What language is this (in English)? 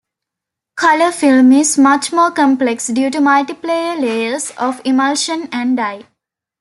English